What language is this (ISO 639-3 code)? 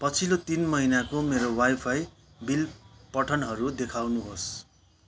nep